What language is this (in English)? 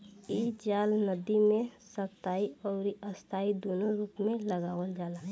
Bhojpuri